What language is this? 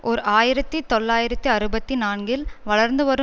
Tamil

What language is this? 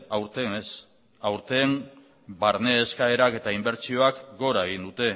Basque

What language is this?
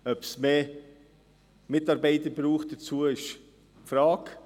Swiss German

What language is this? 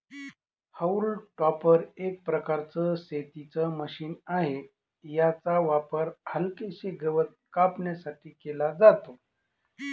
Marathi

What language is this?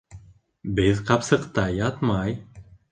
Bashkir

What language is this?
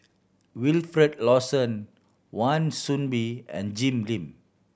English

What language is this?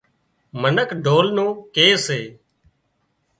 Wadiyara Koli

